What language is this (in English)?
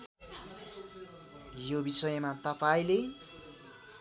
Nepali